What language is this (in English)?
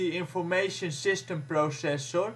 Dutch